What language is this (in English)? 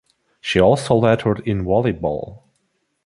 English